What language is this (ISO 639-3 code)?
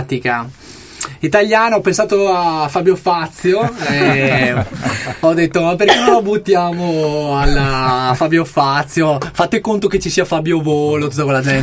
ita